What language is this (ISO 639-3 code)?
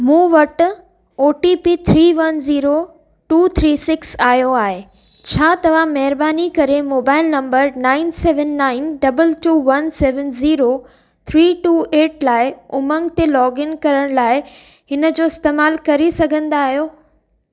snd